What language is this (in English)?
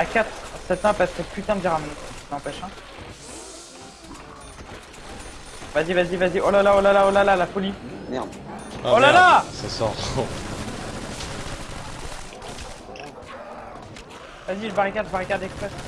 French